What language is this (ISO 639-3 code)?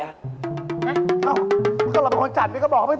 tha